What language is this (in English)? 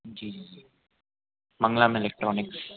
Hindi